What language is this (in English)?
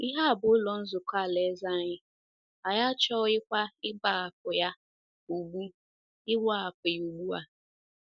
Igbo